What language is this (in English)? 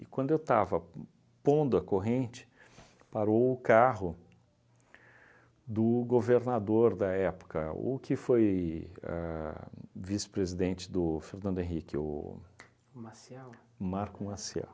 Portuguese